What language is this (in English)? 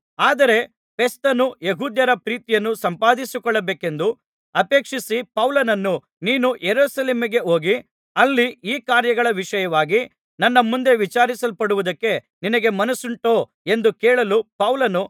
Kannada